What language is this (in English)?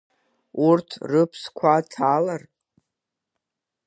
Abkhazian